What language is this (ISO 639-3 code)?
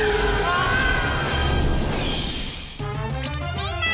jpn